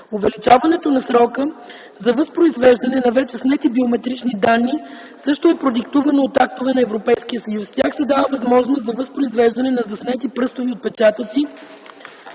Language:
Bulgarian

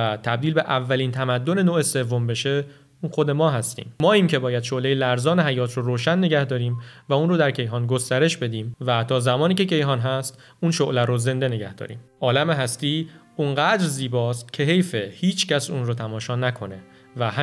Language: Persian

